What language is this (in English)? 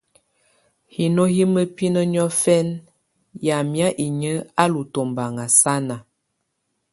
Tunen